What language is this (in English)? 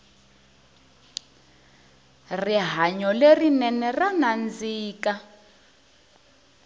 Tsonga